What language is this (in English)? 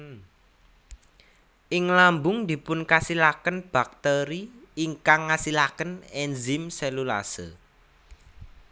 Javanese